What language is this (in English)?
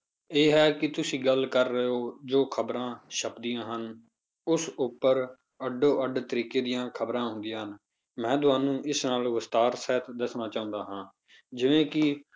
Punjabi